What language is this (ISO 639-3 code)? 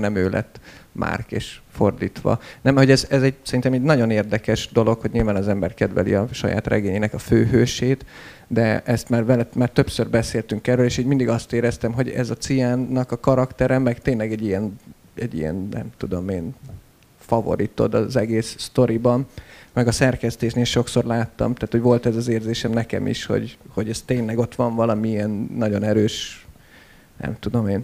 hun